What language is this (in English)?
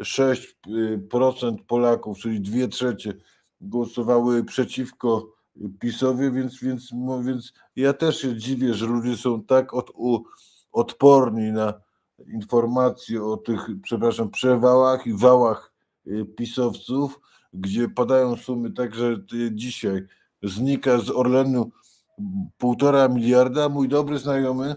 Polish